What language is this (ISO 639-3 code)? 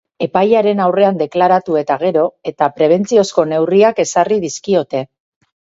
eus